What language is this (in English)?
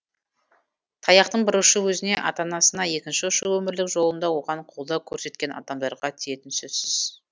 Kazakh